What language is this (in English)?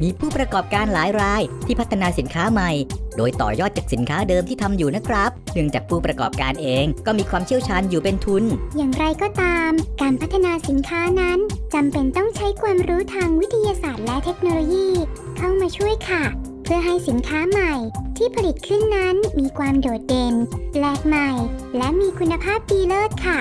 Thai